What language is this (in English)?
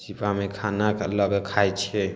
Maithili